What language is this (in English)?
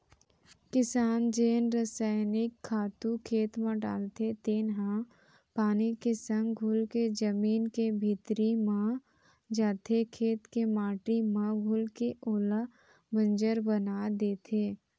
Chhattisgarhi